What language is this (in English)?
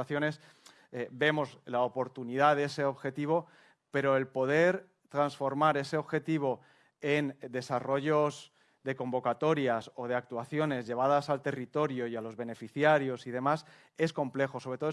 Spanish